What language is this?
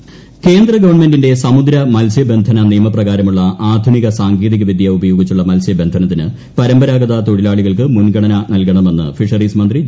Malayalam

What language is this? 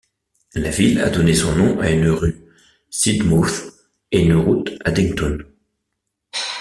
French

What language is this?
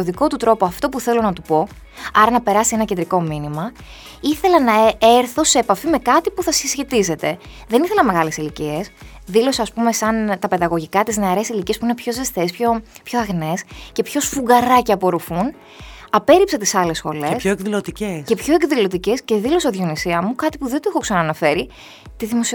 Greek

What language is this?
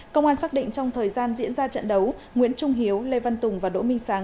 Vietnamese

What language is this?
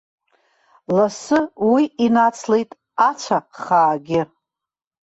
Abkhazian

